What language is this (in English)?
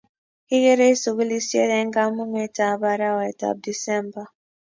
Kalenjin